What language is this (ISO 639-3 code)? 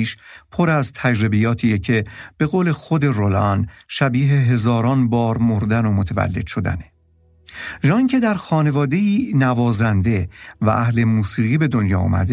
fas